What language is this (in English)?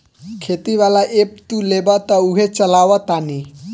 Bhojpuri